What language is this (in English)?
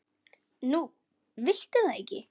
Icelandic